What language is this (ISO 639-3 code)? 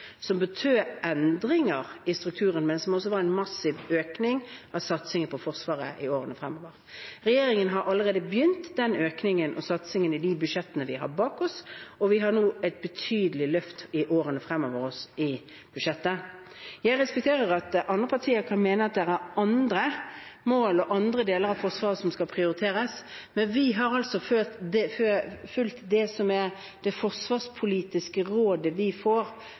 nob